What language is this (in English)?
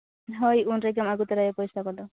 Santali